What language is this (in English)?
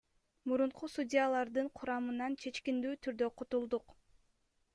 Kyrgyz